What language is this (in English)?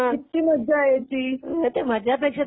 Marathi